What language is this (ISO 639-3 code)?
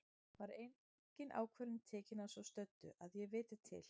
isl